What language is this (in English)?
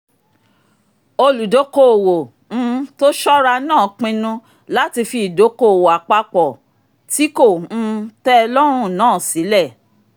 Yoruba